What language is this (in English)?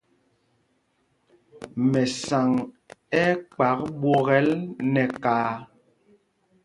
Mpumpong